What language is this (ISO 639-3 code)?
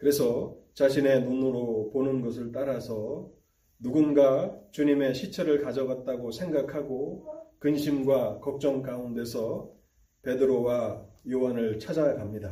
kor